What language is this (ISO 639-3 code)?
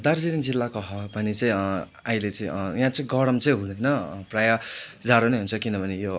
nep